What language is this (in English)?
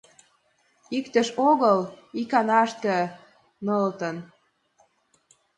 Mari